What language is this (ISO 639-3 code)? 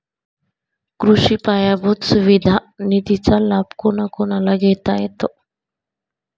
mar